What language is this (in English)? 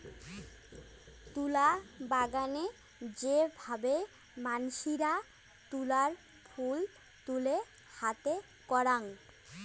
Bangla